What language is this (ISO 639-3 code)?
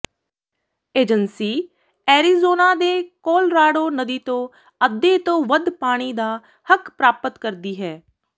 pan